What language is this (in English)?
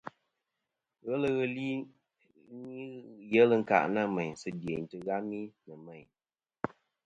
Kom